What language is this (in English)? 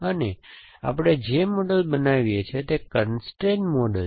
Gujarati